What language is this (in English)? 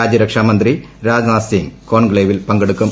Malayalam